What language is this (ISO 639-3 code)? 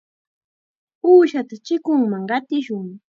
qxa